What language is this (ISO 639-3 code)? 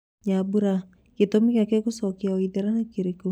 kik